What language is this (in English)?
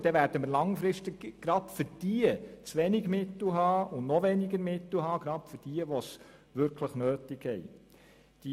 Swiss German